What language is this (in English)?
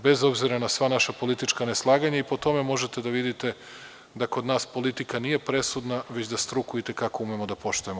Serbian